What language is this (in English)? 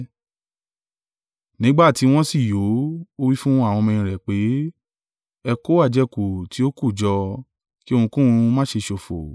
Yoruba